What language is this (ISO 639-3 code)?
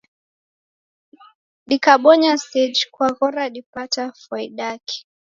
dav